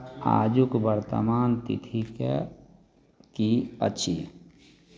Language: Maithili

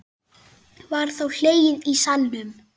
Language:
Icelandic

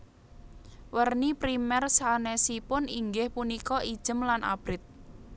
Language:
Javanese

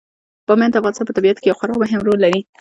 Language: Pashto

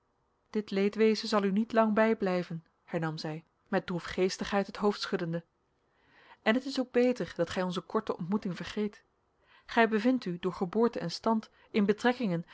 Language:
Dutch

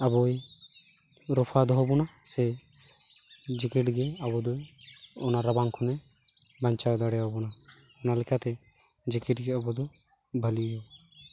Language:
Santali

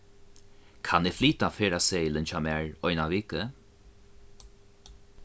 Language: Faroese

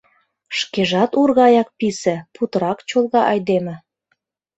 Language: Mari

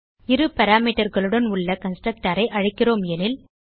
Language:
Tamil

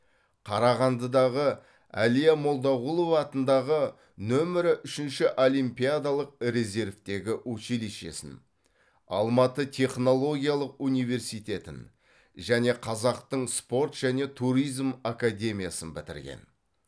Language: Kazakh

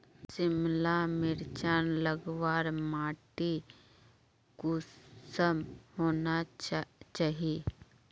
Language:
Magahi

